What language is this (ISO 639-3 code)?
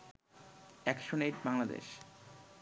ben